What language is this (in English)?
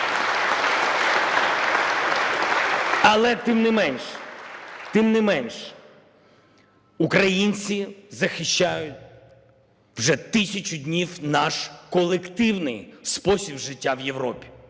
Ukrainian